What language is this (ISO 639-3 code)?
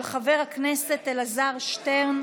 heb